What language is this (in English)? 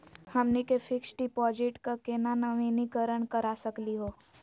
Magahi